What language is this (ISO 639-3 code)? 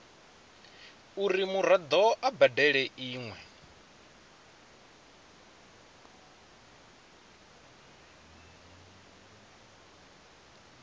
ven